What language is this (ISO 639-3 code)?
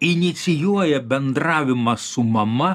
lit